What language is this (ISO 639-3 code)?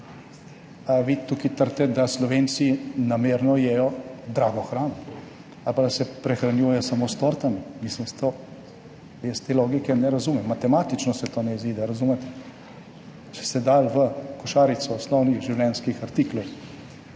slv